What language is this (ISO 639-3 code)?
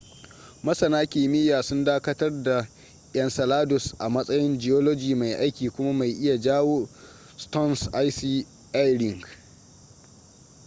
hau